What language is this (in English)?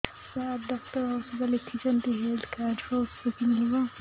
Odia